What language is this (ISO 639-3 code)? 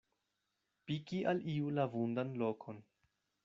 epo